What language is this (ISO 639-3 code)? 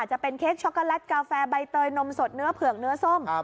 tha